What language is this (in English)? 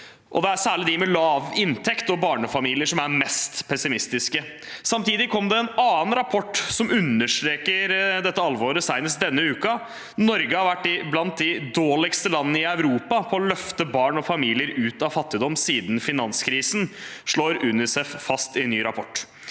Norwegian